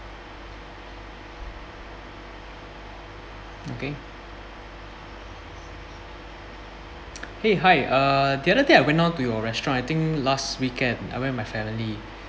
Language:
English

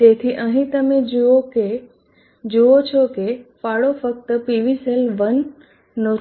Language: Gujarati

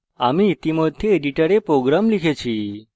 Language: Bangla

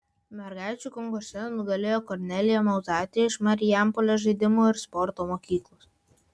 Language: Lithuanian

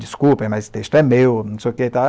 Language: Portuguese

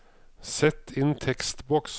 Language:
Norwegian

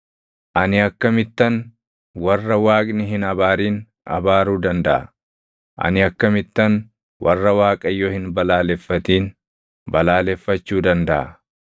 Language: Oromo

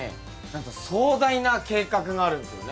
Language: Japanese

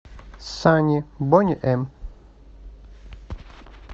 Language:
Russian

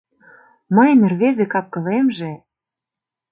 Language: Mari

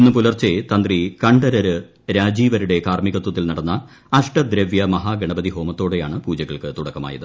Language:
Malayalam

